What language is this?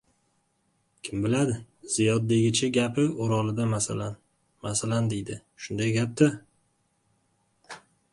Uzbek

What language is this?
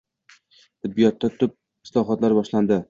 Uzbek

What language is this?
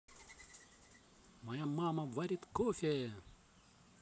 Russian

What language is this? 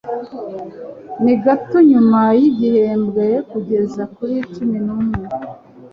Kinyarwanda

